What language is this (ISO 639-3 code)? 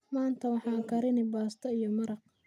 som